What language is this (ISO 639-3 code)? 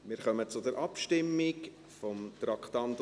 gsw